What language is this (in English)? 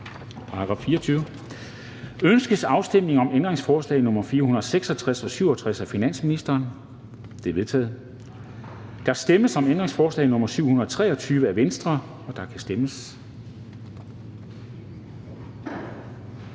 Danish